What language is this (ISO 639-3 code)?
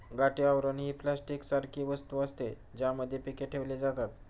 mar